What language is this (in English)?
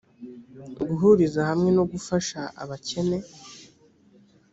Kinyarwanda